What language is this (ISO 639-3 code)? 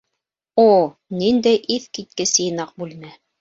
bak